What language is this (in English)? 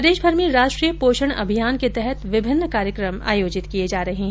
Hindi